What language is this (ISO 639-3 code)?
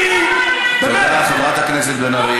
heb